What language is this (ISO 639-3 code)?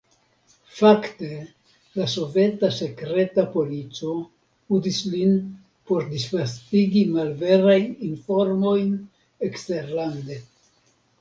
epo